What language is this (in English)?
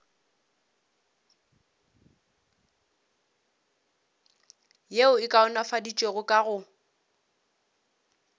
Northern Sotho